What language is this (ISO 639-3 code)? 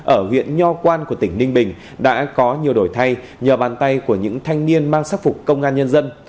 vie